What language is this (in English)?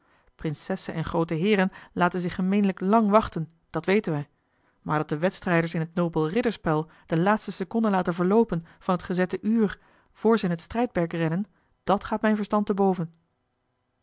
Dutch